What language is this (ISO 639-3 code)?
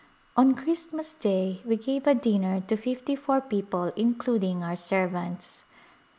eng